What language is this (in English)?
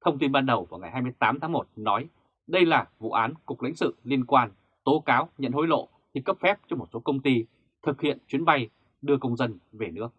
Vietnamese